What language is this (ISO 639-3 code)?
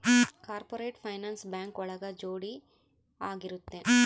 kan